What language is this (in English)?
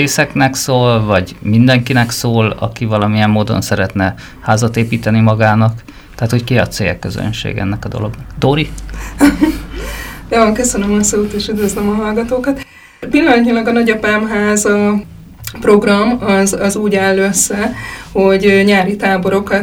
Hungarian